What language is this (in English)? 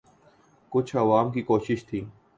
Urdu